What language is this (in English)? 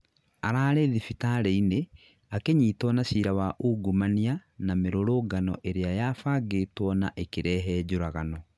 Kikuyu